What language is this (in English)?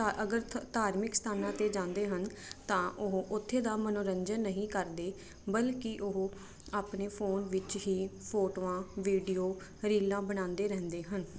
Punjabi